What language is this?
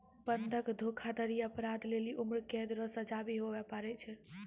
Maithili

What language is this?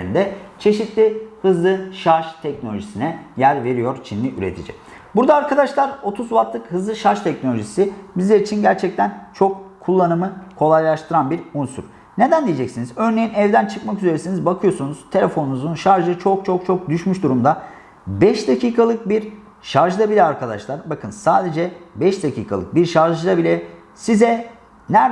Turkish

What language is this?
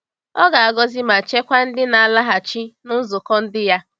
Igbo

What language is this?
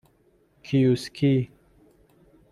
Persian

